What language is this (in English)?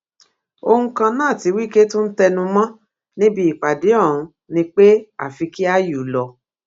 Yoruba